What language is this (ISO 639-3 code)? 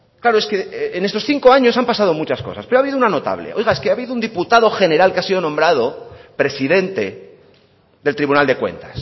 spa